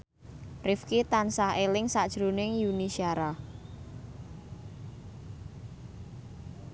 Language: Javanese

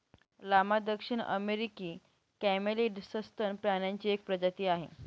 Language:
Marathi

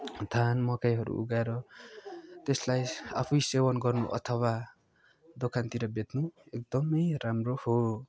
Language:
Nepali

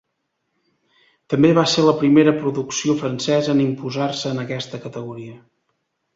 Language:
Catalan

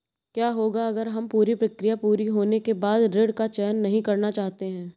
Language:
Hindi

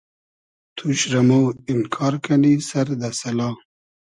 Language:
Hazaragi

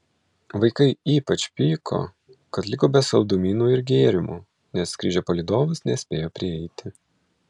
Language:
Lithuanian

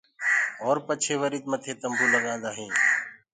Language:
Gurgula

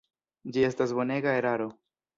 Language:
Esperanto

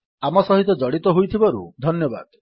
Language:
Odia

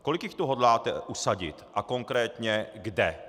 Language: Czech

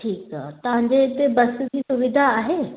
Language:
Sindhi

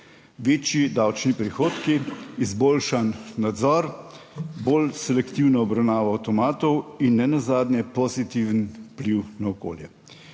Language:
Slovenian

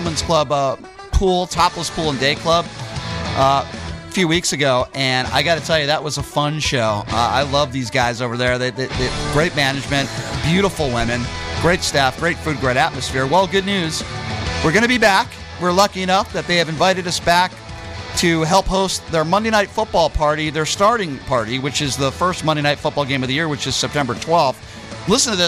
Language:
English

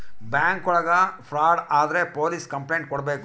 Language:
Kannada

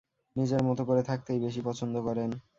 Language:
Bangla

